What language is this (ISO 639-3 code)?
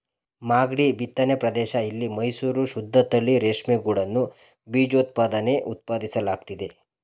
kan